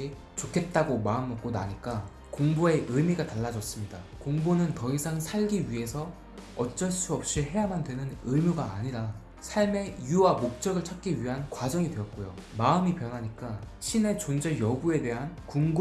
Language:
Korean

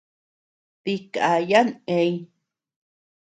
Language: Tepeuxila Cuicatec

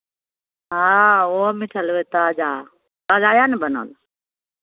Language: Maithili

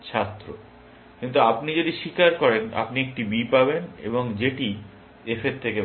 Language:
Bangla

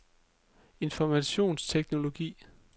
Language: Danish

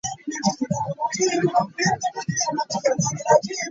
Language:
Ganda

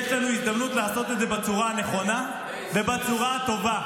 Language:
Hebrew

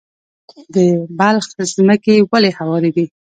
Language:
Pashto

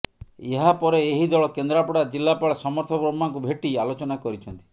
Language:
Odia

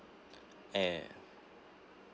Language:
English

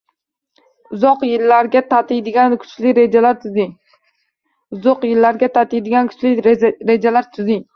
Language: Uzbek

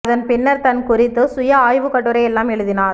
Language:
Tamil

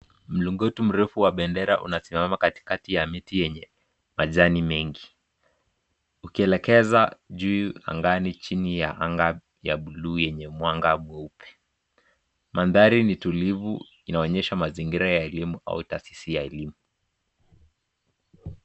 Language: Swahili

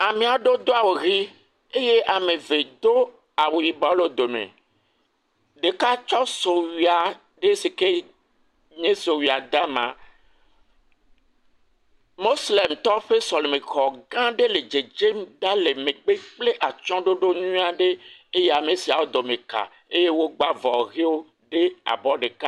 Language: Ewe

